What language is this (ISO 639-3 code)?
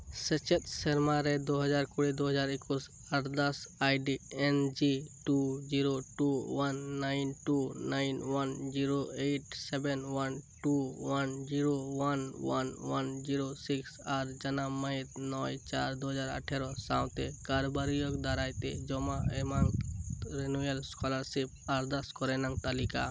sat